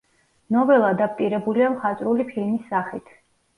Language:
Georgian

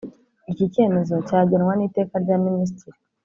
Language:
Kinyarwanda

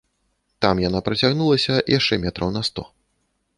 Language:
Belarusian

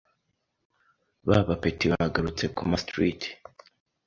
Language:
Kinyarwanda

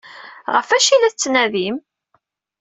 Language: Kabyle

